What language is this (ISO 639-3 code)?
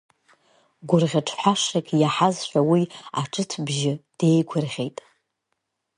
abk